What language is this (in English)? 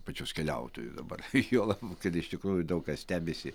Lithuanian